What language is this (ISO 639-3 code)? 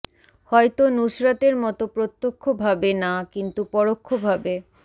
ben